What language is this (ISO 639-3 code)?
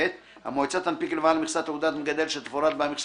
heb